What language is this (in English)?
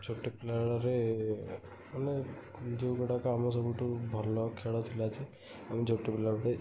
Odia